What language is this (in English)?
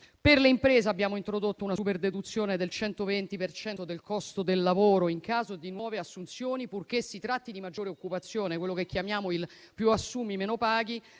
Italian